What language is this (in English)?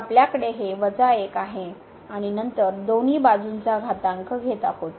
Marathi